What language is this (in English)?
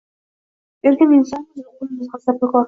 Uzbek